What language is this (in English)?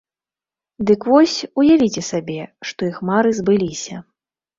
Belarusian